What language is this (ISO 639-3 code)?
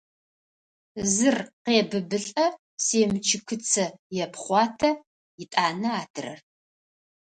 ady